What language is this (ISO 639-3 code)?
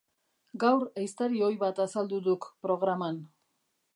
eus